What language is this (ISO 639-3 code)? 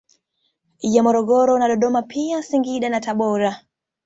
swa